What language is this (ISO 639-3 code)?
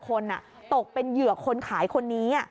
tha